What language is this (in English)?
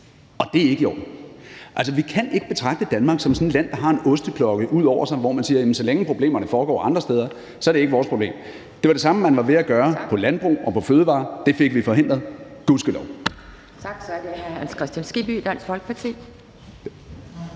Danish